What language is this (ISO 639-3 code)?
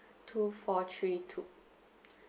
eng